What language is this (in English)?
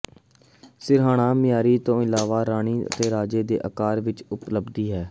Punjabi